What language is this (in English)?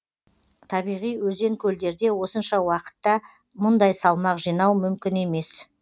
Kazakh